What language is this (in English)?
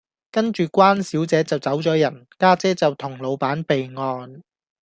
Cantonese